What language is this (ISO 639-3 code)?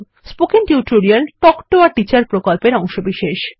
ben